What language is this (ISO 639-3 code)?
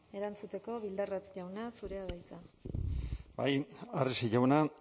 eus